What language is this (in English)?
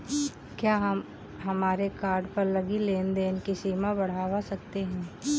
Hindi